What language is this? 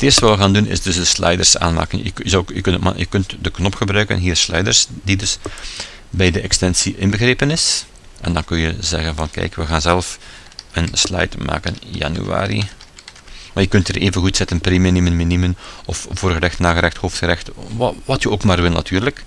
Dutch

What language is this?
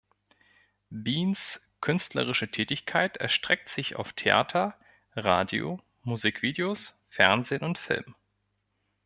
German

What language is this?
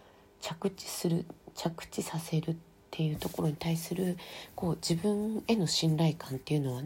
Japanese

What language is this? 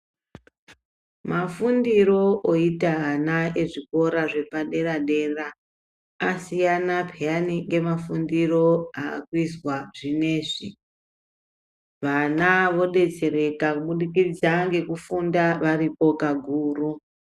Ndau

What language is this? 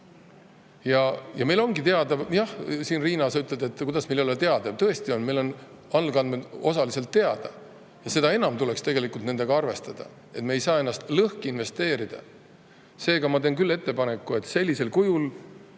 Estonian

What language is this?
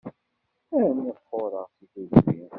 Kabyle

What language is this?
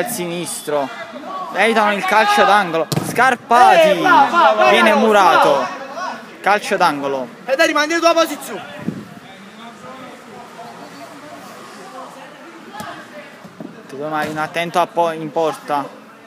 Italian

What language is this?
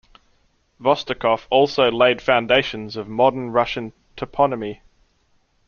English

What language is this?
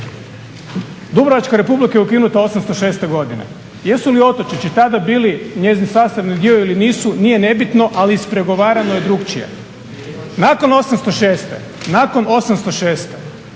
Croatian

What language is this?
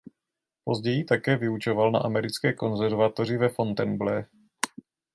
Czech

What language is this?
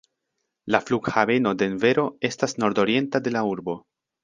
Esperanto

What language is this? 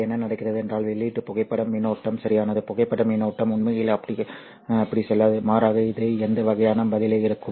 Tamil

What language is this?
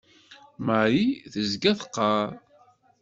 Kabyle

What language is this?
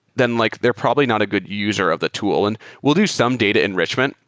English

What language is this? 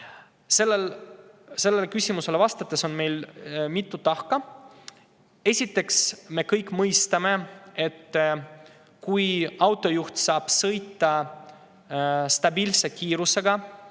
Estonian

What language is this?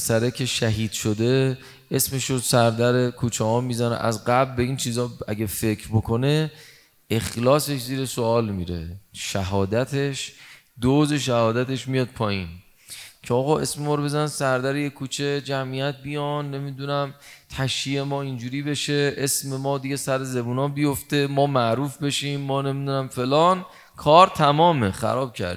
Persian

